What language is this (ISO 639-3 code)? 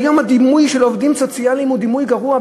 heb